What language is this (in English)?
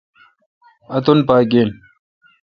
Kalkoti